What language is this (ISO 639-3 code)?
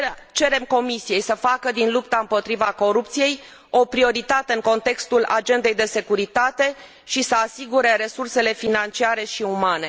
ron